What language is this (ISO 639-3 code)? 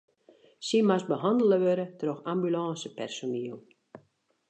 fry